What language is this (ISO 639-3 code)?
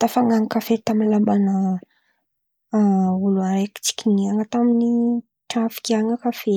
xmv